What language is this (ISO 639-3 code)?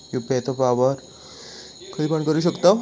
mar